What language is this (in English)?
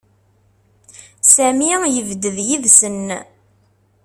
Kabyle